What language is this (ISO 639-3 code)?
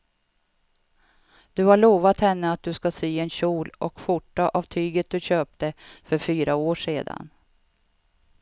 swe